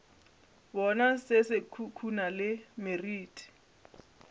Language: Northern Sotho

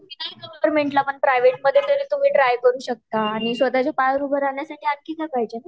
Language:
Marathi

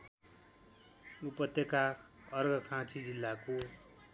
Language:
Nepali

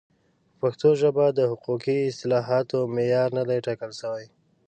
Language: Pashto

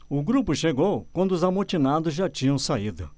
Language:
Portuguese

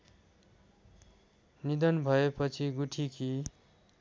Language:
Nepali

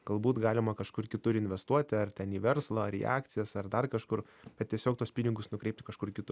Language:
Lithuanian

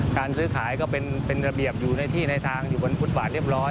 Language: Thai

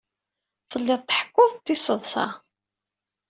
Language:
Kabyle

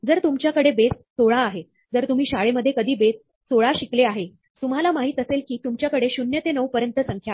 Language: Marathi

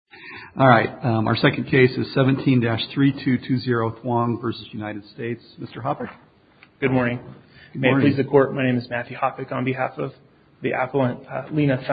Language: English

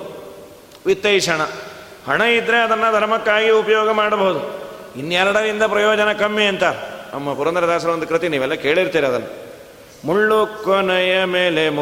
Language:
Kannada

